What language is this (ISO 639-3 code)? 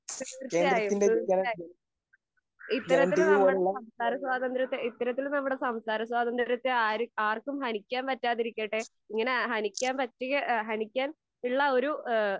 mal